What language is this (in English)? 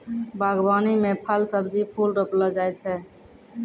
Maithili